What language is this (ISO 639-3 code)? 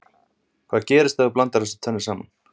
isl